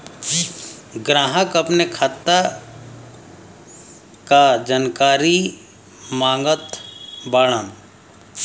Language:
Bhojpuri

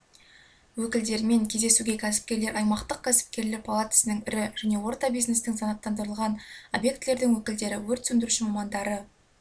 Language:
Kazakh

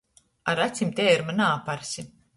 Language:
Latgalian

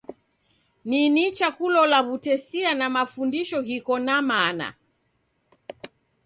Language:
Taita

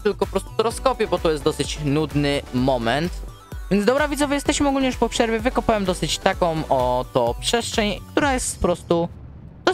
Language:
Polish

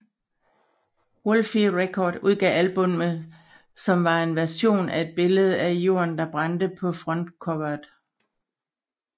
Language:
Danish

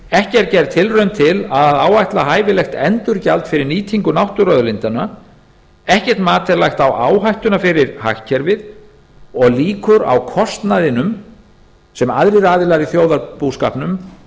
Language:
Icelandic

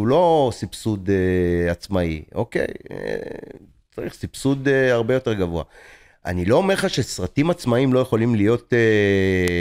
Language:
Hebrew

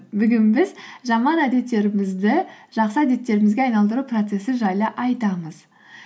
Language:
Kazakh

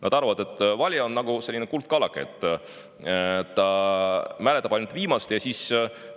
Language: Estonian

